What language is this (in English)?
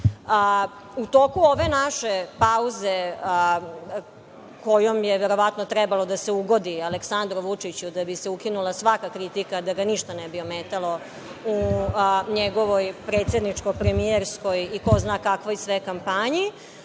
Serbian